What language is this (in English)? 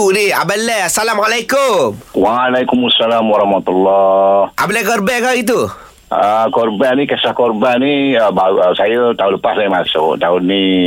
Malay